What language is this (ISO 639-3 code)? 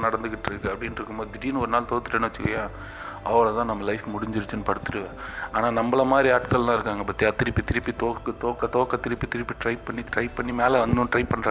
tam